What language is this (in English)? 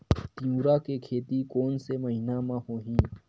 Chhattisgarhi